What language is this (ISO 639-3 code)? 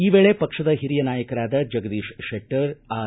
kan